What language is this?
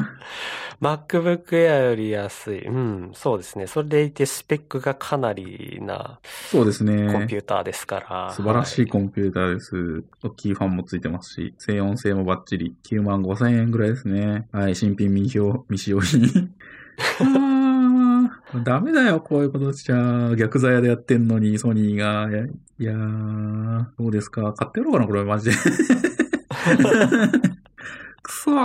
Japanese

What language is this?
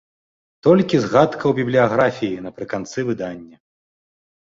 Belarusian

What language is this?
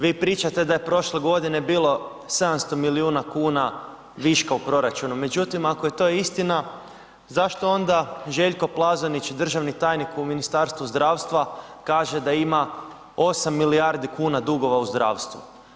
Croatian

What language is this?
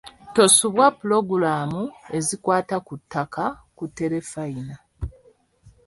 Ganda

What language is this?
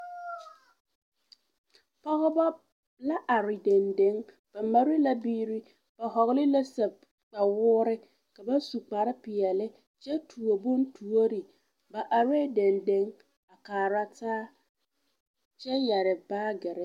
Southern Dagaare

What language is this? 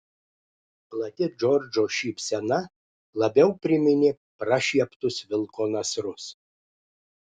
Lithuanian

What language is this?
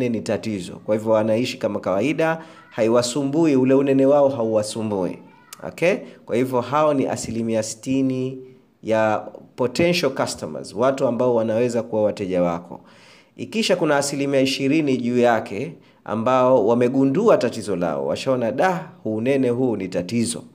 Swahili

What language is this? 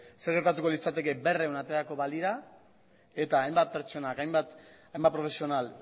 Basque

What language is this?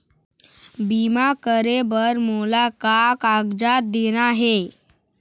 Chhattisgarhi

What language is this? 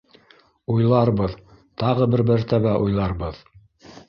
Bashkir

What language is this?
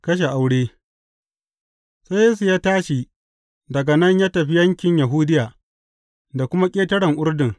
Hausa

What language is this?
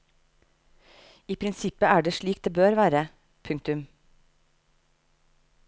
Norwegian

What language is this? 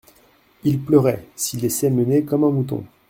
French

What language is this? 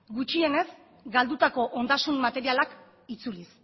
Basque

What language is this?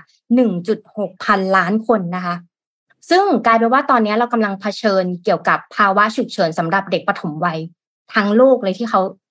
Thai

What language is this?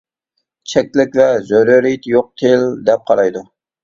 Uyghur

